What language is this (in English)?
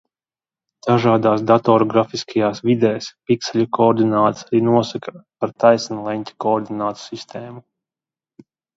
Latvian